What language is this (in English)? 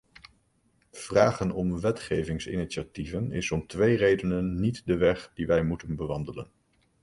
Dutch